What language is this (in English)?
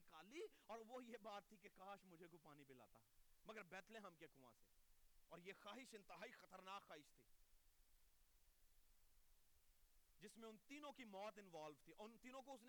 Urdu